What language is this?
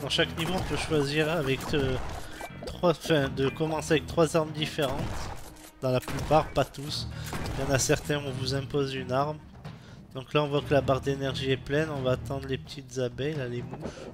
French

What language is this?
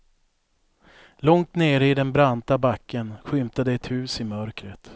Swedish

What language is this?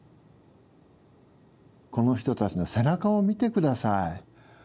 Japanese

